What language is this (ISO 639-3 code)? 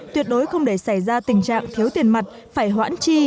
vie